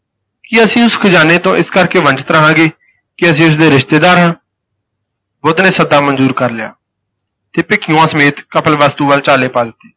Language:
Punjabi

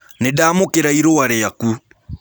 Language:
Kikuyu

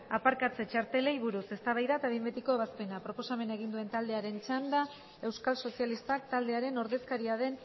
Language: Basque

